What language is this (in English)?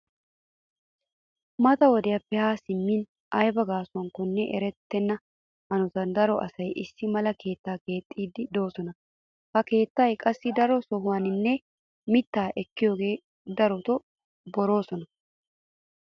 Wolaytta